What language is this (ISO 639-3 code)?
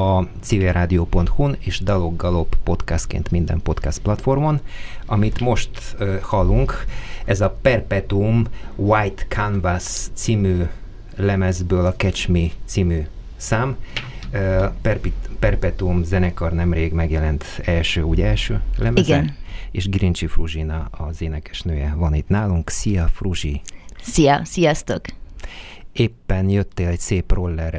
hun